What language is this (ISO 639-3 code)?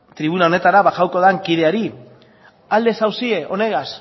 eus